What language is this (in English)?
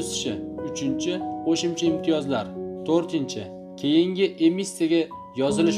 Turkish